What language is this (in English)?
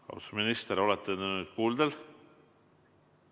Estonian